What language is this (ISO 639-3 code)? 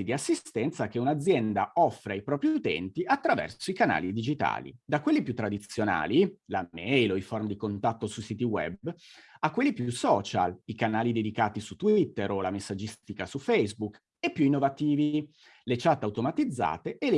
ita